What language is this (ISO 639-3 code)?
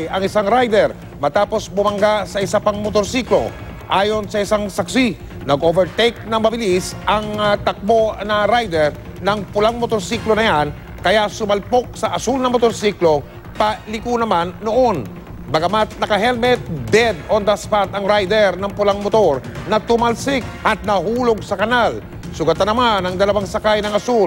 fil